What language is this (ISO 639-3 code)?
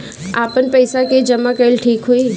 bho